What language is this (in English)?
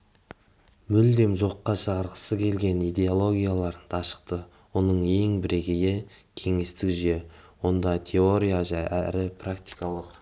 Kazakh